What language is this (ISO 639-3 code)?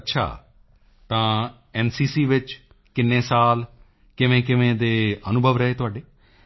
pan